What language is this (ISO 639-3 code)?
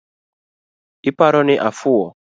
luo